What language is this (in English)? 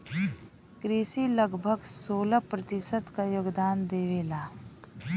Bhojpuri